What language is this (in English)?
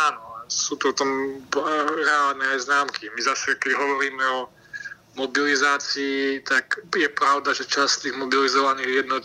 Slovak